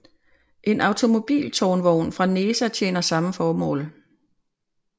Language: Danish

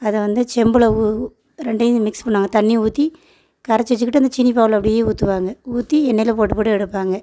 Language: Tamil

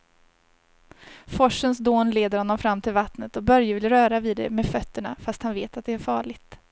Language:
Swedish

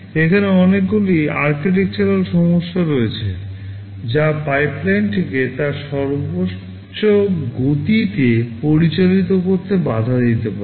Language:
Bangla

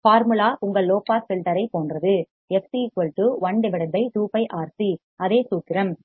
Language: Tamil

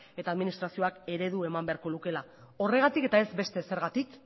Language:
Basque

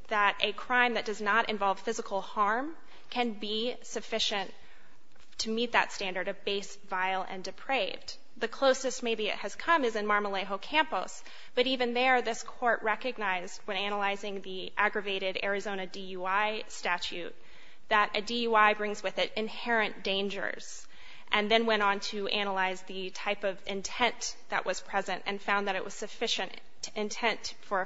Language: English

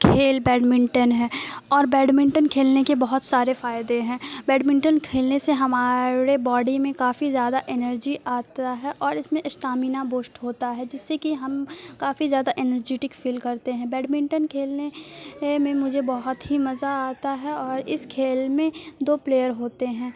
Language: Urdu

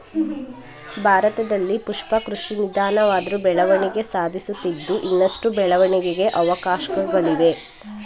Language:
Kannada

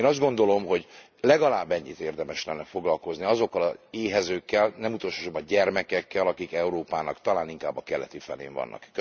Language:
Hungarian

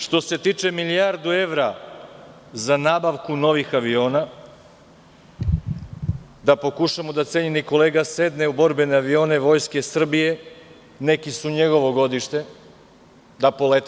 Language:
Serbian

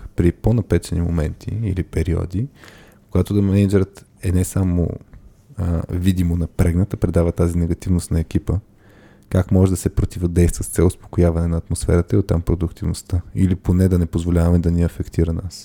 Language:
Bulgarian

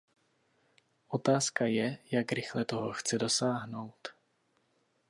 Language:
Czech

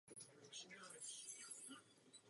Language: Czech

